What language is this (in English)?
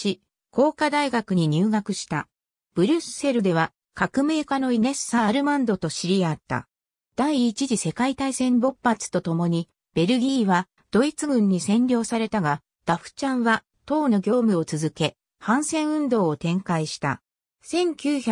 Japanese